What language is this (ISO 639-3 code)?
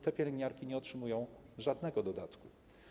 pol